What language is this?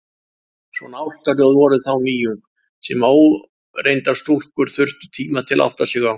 Icelandic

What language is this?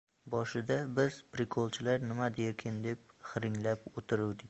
Uzbek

